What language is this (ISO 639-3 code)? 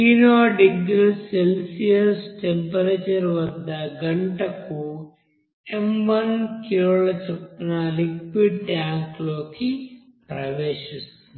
tel